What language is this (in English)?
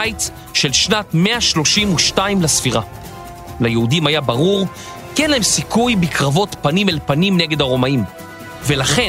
Hebrew